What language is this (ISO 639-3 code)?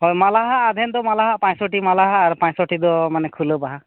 sat